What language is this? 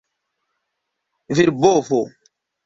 Esperanto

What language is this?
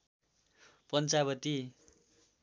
Nepali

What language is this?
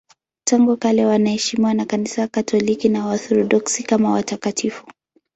Swahili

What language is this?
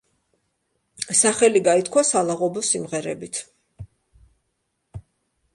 Georgian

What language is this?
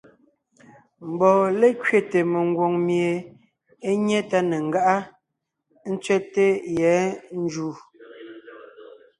Ngiemboon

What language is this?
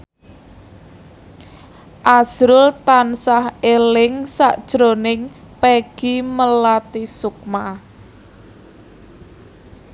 Javanese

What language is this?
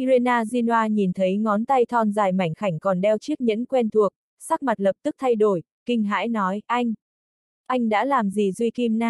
Vietnamese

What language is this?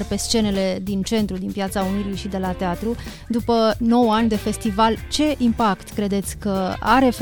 Romanian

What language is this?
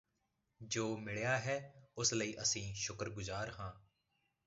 Punjabi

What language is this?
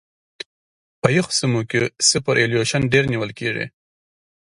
Pashto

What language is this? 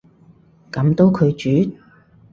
Cantonese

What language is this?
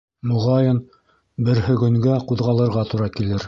Bashkir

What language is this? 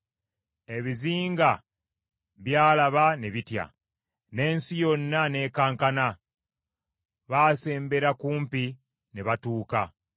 Ganda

